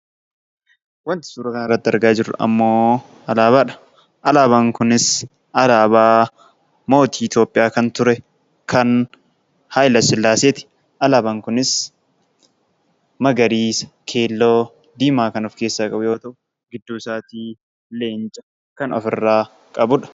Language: Oromo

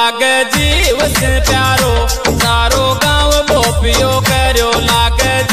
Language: Hindi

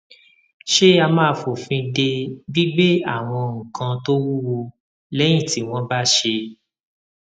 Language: Yoruba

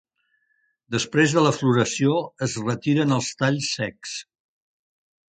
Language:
Catalan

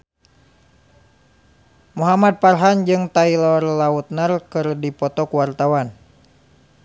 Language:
Sundanese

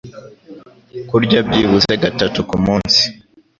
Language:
Kinyarwanda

